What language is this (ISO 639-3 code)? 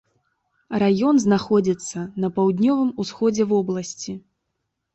bel